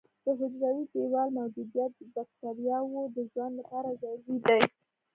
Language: Pashto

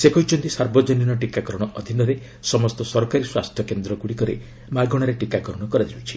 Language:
Odia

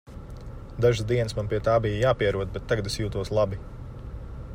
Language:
Latvian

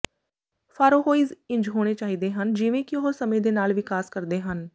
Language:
Punjabi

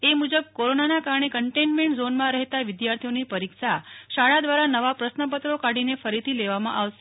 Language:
Gujarati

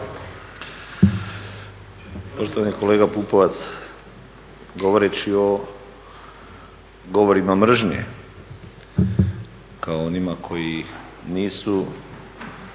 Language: Croatian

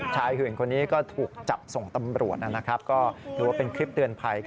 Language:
Thai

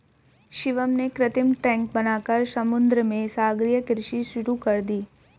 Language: Hindi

